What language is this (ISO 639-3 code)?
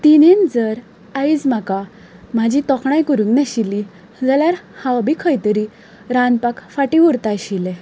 kok